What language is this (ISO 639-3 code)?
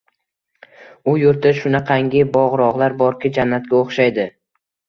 uzb